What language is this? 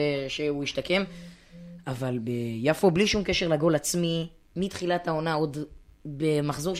Hebrew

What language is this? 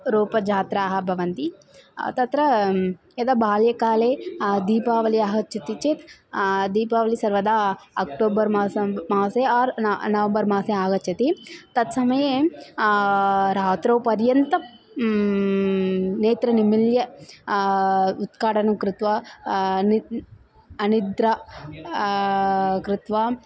Sanskrit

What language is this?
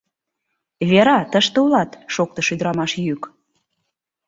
Mari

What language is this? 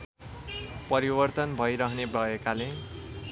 Nepali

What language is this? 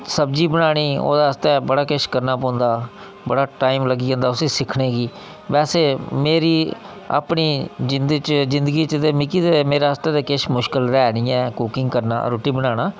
Dogri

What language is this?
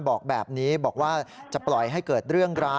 Thai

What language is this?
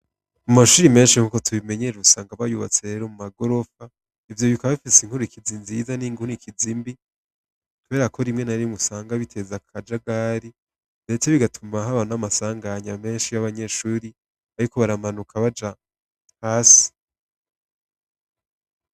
Rundi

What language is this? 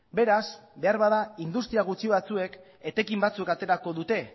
Basque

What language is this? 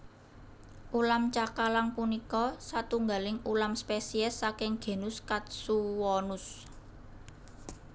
Javanese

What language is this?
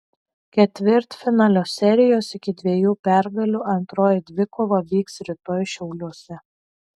Lithuanian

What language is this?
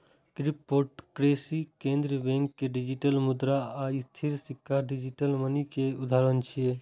Maithili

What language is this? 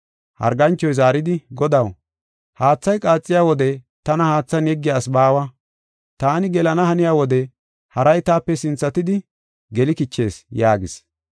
Gofa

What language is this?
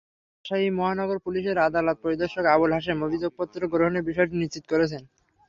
Bangla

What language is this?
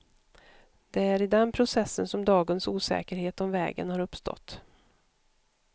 Swedish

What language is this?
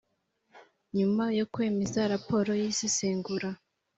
Kinyarwanda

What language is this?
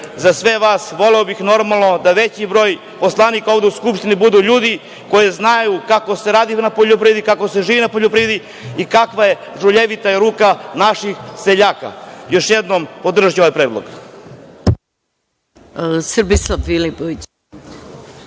Serbian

